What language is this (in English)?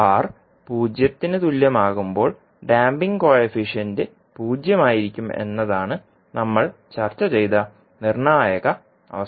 Malayalam